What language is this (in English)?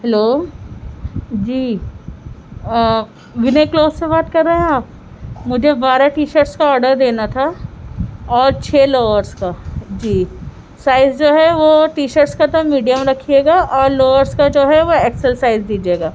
Urdu